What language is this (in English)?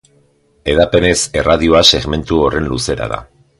Basque